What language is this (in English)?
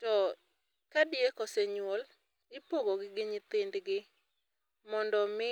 Luo (Kenya and Tanzania)